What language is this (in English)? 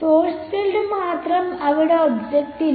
Malayalam